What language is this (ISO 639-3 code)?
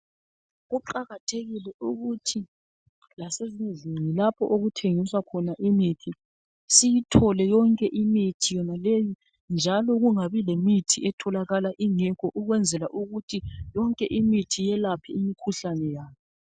nde